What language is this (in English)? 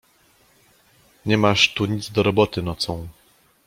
Polish